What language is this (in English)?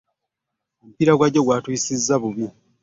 Ganda